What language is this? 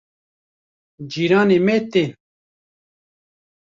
Kurdish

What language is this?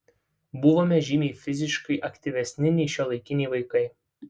Lithuanian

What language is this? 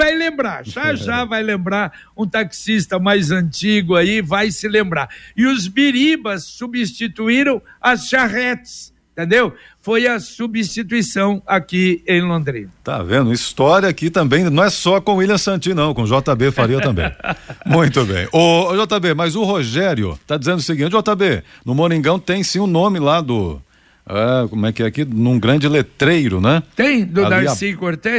Portuguese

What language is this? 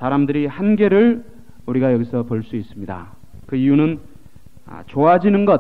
Korean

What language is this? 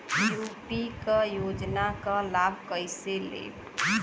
Bhojpuri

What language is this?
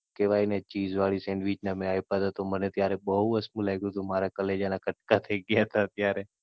Gujarati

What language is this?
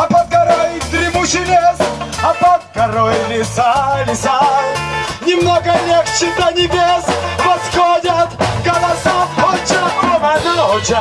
Korean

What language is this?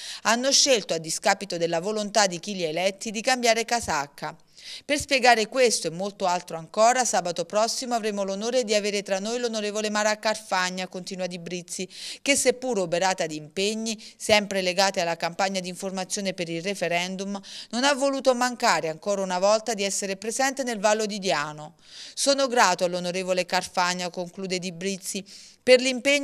Italian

